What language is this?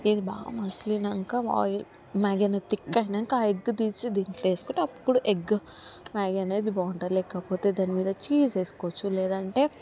Telugu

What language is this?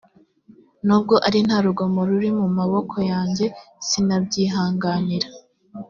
Kinyarwanda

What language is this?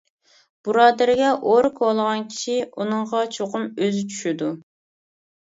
Uyghur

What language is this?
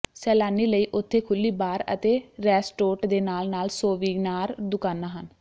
Punjabi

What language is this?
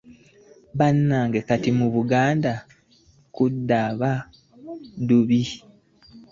Ganda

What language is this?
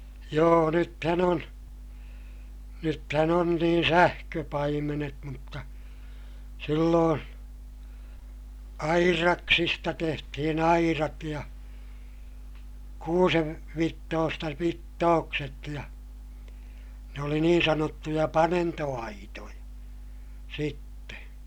Finnish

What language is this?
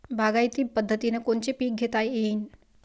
Marathi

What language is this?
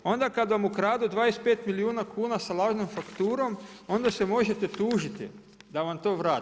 Croatian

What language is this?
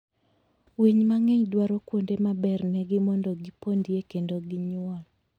Luo (Kenya and Tanzania)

